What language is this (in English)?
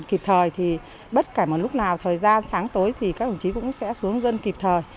Vietnamese